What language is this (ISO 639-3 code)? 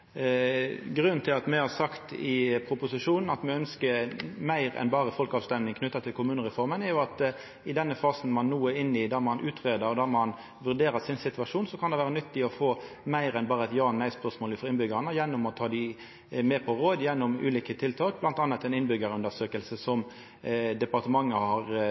nno